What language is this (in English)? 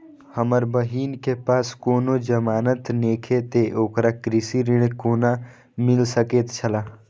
Maithili